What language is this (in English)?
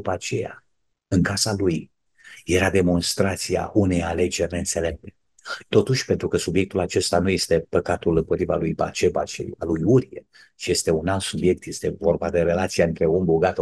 Romanian